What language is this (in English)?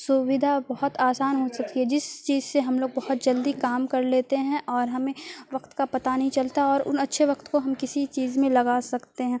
Urdu